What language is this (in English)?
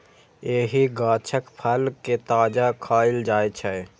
Maithili